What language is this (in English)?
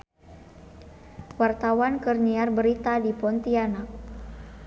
Sundanese